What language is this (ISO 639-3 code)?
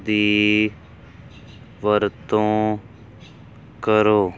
pan